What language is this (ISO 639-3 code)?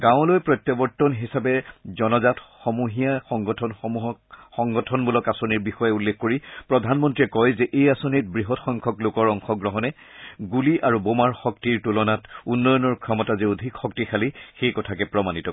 asm